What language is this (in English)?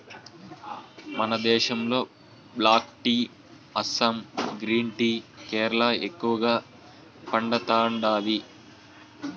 Telugu